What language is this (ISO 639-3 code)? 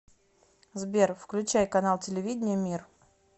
rus